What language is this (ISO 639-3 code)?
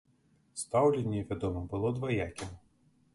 bel